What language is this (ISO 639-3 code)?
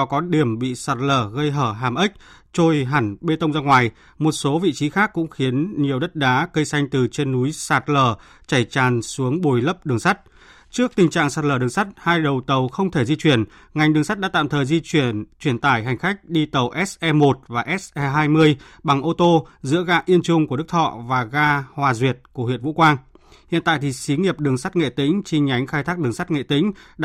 vie